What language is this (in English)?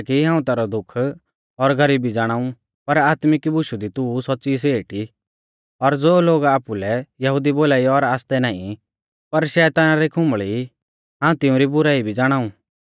Mahasu Pahari